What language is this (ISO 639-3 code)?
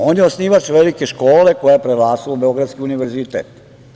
srp